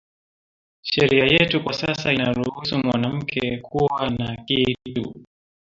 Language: Swahili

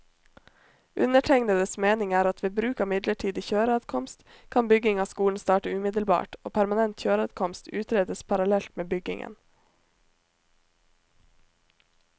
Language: Norwegian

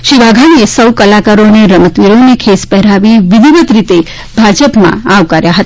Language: Gujarati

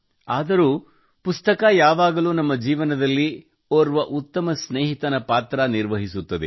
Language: Kannada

